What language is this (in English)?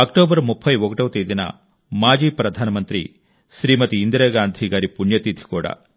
Telugu